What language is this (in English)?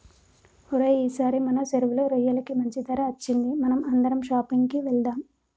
Telugu